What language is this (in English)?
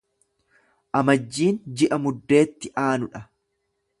Oromo